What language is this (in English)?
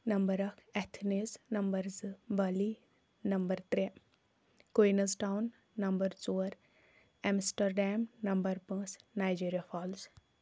Kashmiri